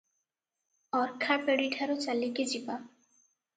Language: Odia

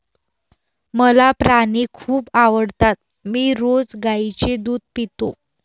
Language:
Marathi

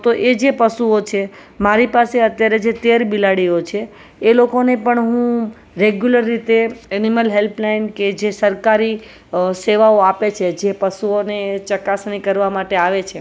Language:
Gujarati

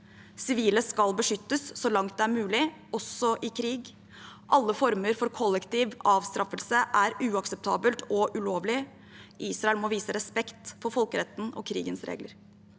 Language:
Norwegian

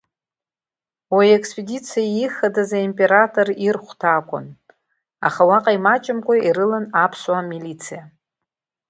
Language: Abkhazian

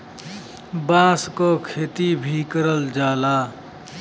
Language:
Bhojpuri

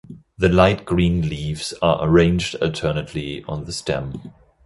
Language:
English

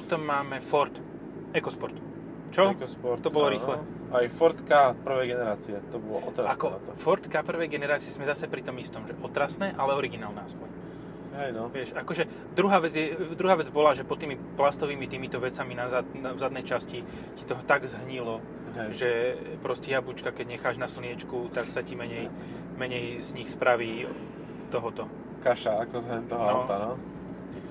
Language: Slovak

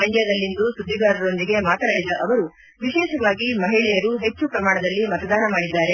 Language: Kannada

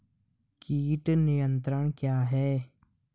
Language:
Hindi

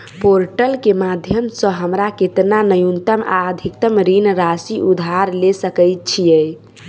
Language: Maithili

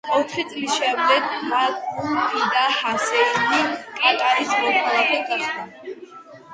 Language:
Georgian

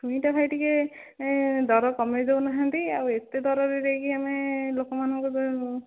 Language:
Odia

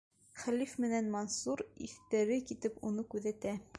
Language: Bashkir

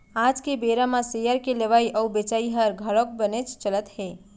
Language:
Chhattisgarhi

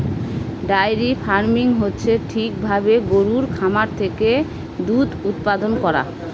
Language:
Bangla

